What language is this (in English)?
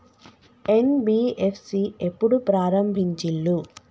Telugu